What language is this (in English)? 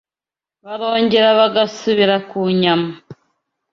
Kinyarwanda